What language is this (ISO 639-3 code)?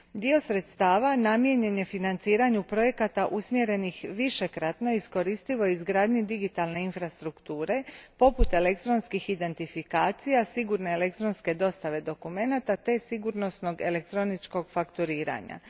hrv